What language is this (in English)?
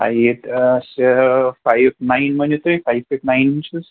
Kashmiri